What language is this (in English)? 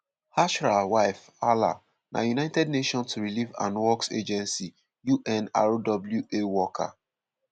Nigerian Pidgin